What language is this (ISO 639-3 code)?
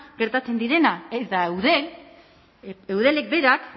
eus